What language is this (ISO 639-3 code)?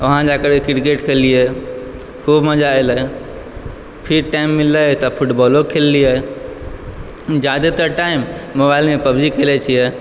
mai